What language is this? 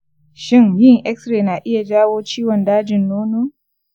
Hausa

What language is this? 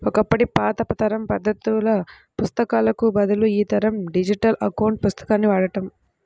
Telugu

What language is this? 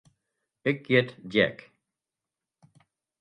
Western Frisian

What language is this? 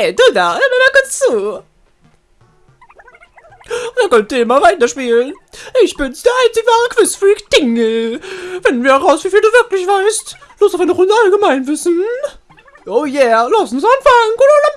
German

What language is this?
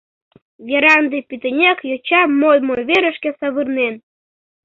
Mari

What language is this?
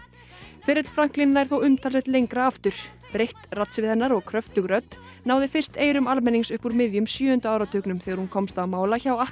Icelandic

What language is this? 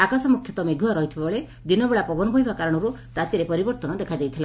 Odia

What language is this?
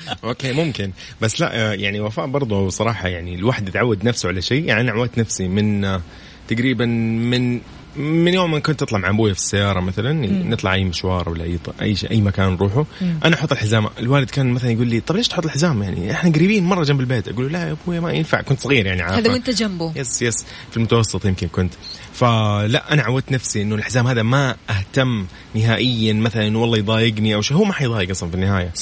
Arabic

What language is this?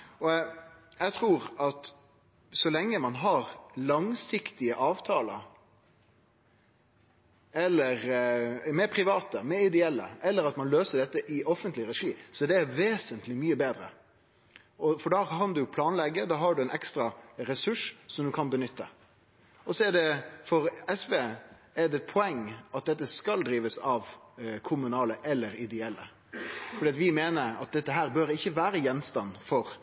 Norwegian Nynorsk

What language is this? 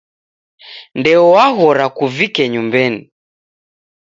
Taita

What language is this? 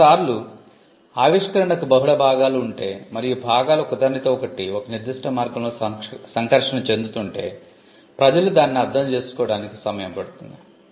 Telugu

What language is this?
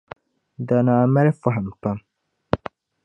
Dagbani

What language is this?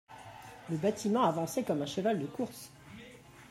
French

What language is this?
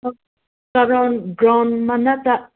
Manipuri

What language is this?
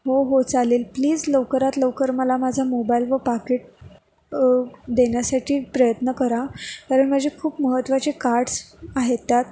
Marathi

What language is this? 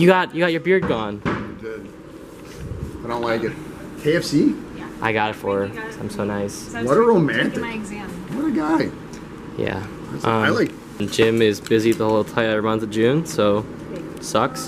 English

